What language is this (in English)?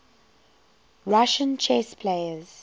English